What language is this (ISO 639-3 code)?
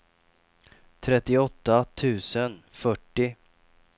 swe